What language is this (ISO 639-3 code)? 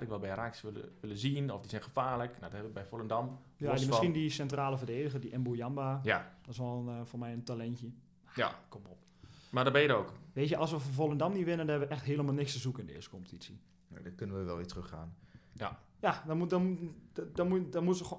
nld